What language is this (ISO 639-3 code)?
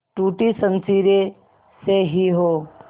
hin